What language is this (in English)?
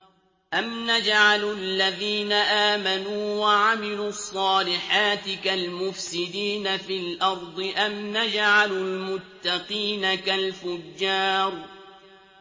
Arabic